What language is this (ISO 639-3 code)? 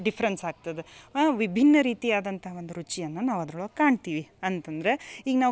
kan